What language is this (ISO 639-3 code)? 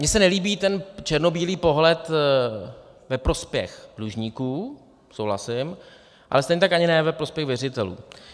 ces